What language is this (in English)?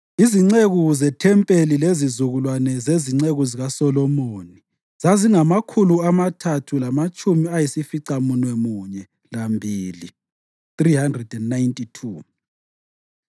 North Ndebele